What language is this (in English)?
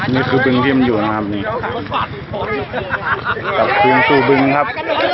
Thai